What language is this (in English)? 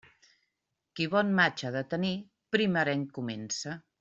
Catalan